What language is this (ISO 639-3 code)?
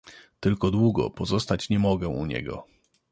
pol